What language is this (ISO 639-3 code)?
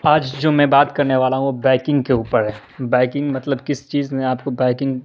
urd